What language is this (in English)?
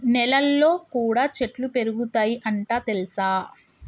Telugu